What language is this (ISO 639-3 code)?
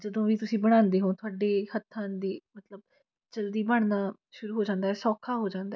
pan